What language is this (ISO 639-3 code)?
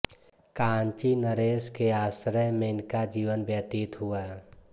hin